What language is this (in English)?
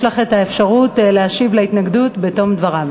Hebrew